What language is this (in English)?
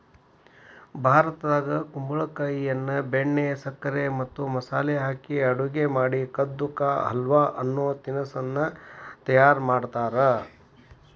Kannada